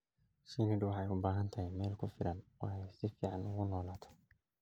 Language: Somali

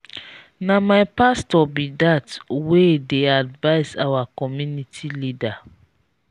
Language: Nigerian Pidgin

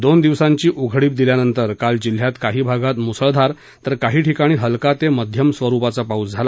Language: Marathi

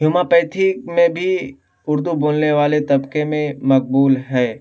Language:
Urdu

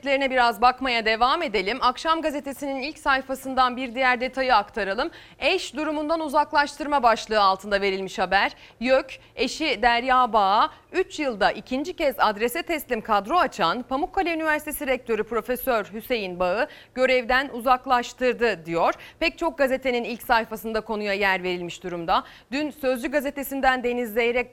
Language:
Turkish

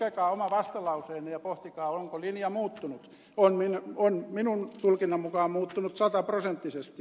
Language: Finnish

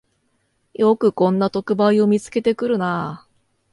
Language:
Japanese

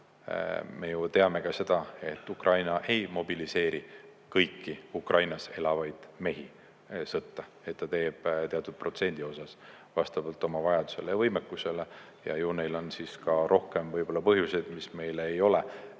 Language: Estonian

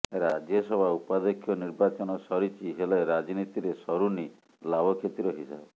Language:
Odia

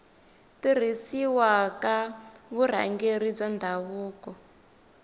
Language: Tsonga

